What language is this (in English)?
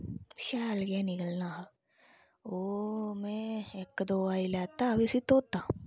Dogri